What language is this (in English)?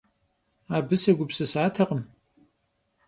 Kabardian